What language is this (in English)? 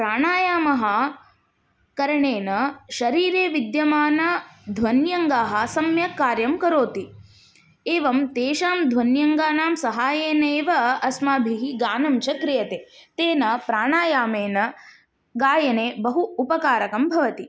Sanskrit